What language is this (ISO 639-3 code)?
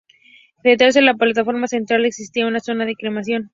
spa